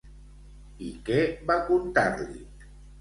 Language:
Catalan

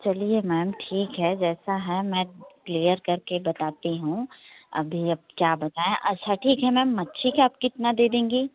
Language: Hindi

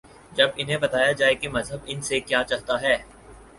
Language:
Urdu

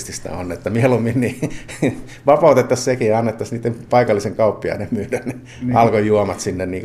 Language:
Finnish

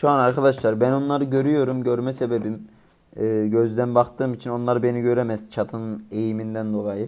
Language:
Turkish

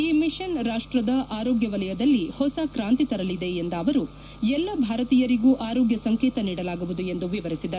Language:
Kannada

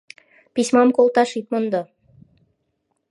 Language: Mari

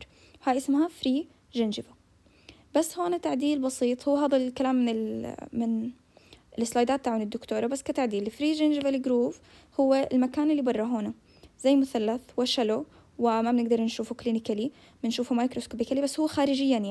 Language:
Arabic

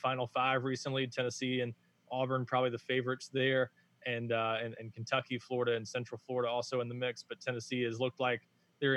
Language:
English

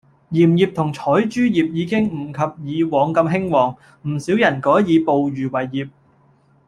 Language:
Cantonese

